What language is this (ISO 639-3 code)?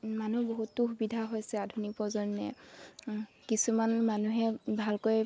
asm